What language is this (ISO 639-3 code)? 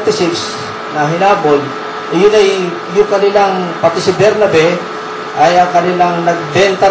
fil